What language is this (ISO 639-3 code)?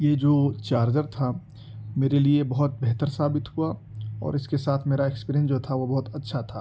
urd